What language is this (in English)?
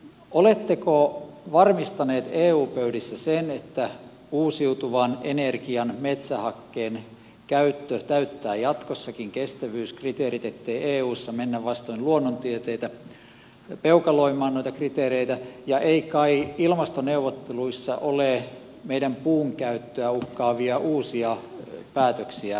Finnish